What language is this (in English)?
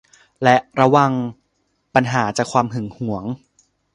Thai